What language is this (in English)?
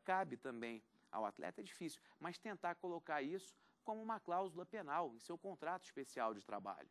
Portuguese